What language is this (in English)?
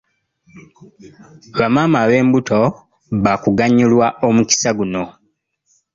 Ganda